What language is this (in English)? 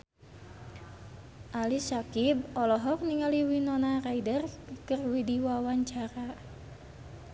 Sundanese